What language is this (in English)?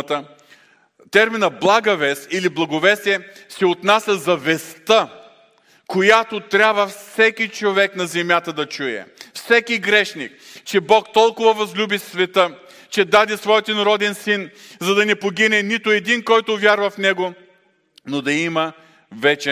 Bulgarian